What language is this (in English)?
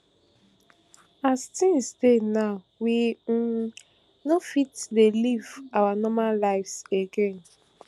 Nigerian Pidgin